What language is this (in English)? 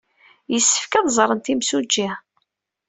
Kabyle